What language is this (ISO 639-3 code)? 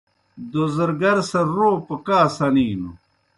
plk